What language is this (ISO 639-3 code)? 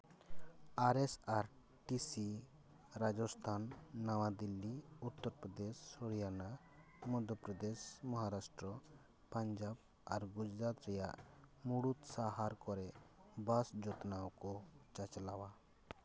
sat